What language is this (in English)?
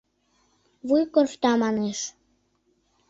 Mari